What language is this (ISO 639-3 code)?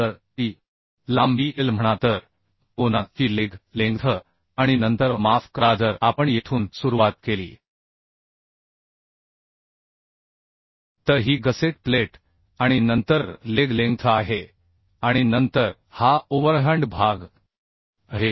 mar